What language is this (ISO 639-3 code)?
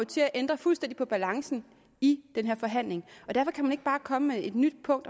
dan